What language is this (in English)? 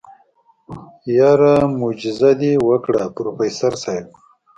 Pashto